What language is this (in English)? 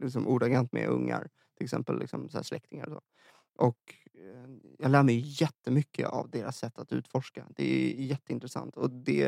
Swedish